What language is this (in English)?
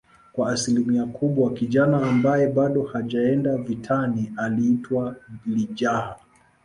Swahili